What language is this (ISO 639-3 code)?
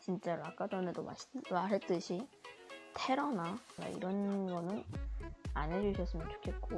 kor